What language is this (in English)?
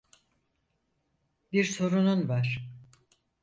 Turkish